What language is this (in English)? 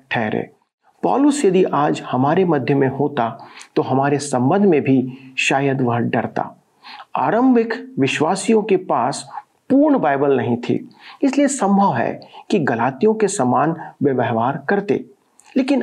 Hindi